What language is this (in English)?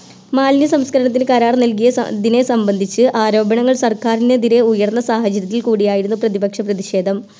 Malayalam